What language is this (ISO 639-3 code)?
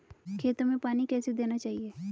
hin